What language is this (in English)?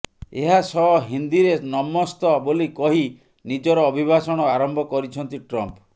Odia